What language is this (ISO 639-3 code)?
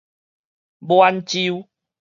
nan